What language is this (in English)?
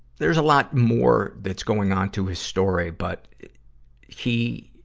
English